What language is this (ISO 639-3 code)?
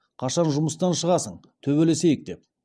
kaz